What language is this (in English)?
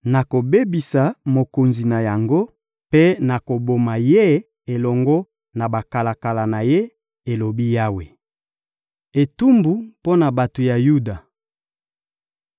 Lingala